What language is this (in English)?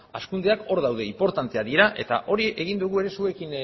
Basque